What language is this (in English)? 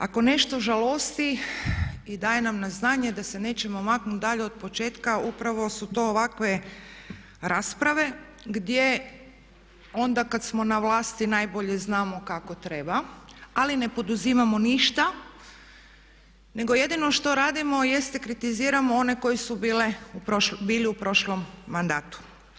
Croatian